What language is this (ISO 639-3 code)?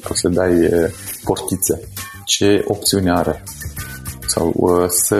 ron